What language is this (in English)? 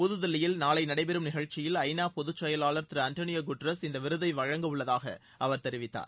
Tamil